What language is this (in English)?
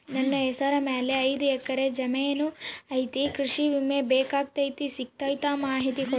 Kannada